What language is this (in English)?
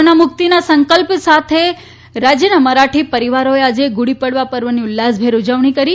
Gujarati